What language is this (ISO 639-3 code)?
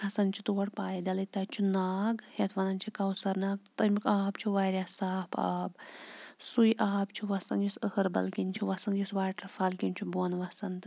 kas